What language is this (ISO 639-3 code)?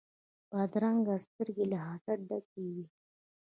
pus